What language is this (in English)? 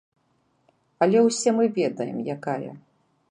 Belarusian